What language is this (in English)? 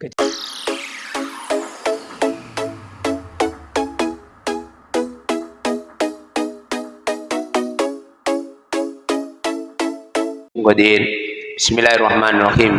Indonesian